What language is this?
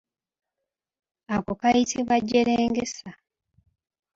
Ganda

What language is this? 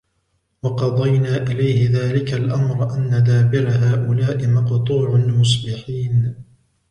Arabic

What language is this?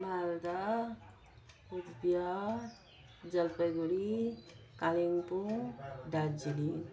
Nepali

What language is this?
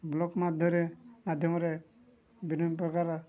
Odia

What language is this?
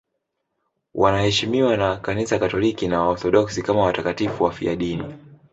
Swahili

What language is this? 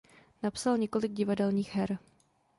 Czech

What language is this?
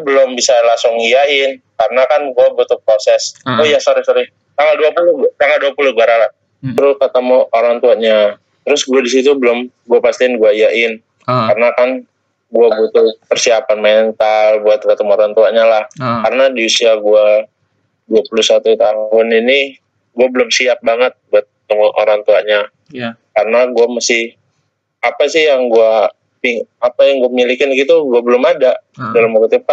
Indonesian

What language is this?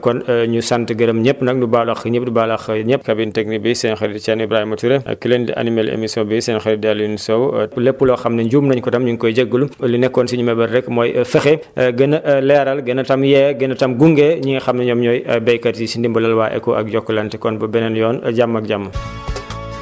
Wolof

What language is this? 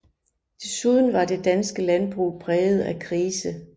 Danish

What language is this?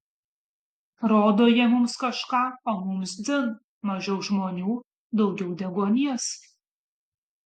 Lithuanian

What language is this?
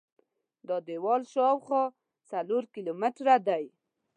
Pashto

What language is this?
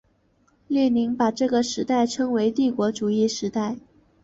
Chinese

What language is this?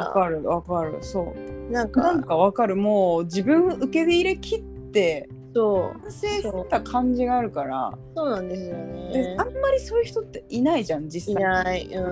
Japanese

